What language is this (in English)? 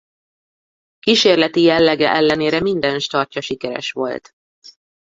Hungarian